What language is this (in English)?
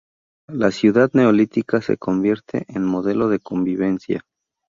Spanish